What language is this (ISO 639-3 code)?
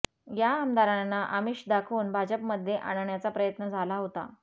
mar